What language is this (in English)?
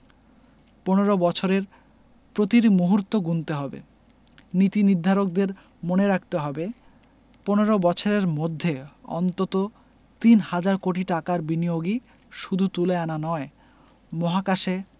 Bangla